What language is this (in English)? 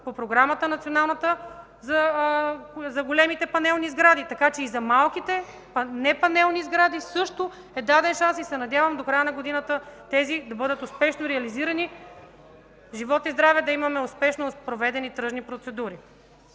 Bulgarian